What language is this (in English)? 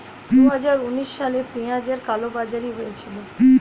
Bangla